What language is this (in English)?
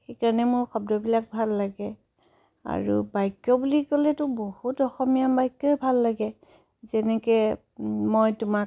Assamese